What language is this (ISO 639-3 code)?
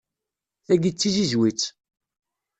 kab